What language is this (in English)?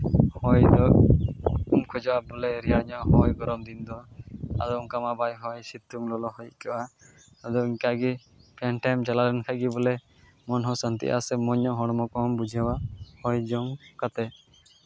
Santali